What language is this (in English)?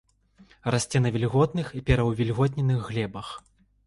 Belarusian